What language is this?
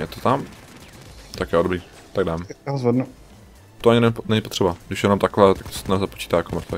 Czech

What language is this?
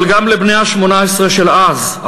Hebrew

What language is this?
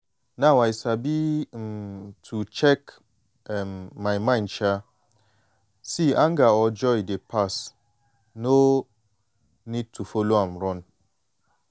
Nigerian Pidgin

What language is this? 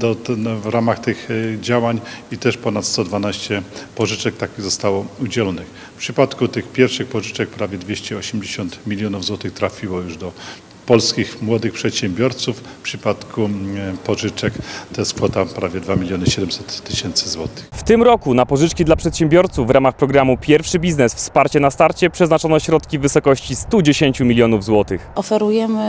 Polish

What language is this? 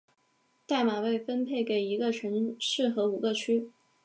Chinese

